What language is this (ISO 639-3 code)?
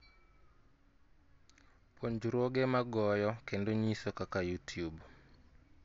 luo